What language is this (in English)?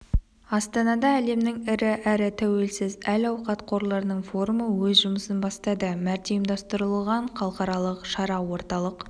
Kazakh